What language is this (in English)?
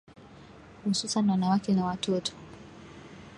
Swahili